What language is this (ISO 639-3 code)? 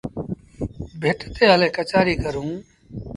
sbn